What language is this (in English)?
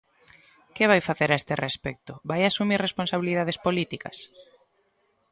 Galician